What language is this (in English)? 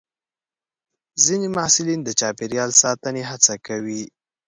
Pashto